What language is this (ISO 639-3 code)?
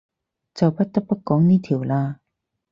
yue